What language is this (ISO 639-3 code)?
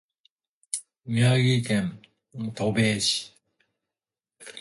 jpn